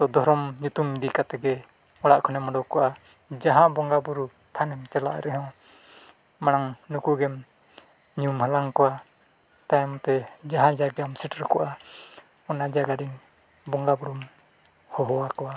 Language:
Santali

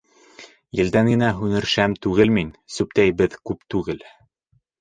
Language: Bashkir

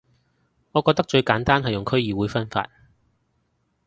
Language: Cantonese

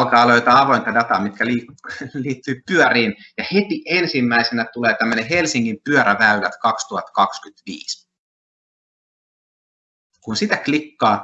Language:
Finnish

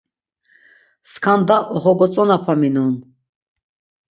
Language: Laz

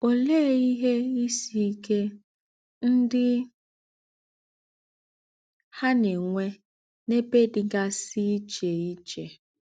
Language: Igbo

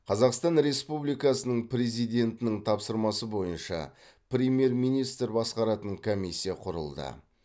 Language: Kazakh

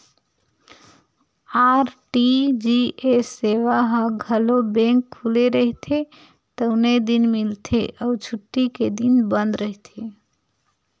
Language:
Chhattisgarhi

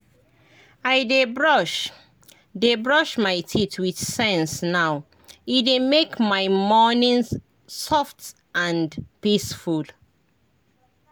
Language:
Nigerian Pidgin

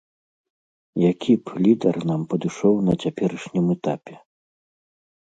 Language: Belarusian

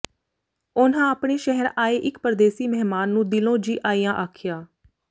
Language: Punjabi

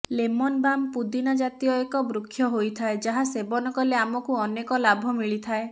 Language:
Odia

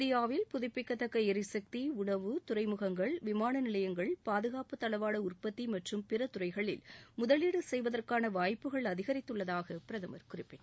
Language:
Tamil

